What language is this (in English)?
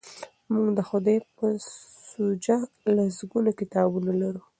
Pashto